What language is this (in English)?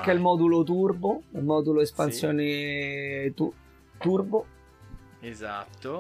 Italian